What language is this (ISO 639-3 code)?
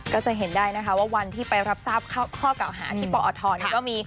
tha